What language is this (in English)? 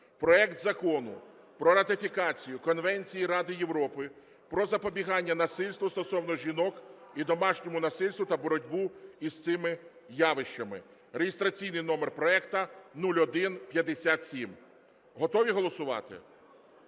Ukrainian